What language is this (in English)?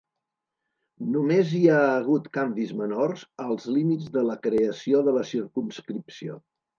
Catalan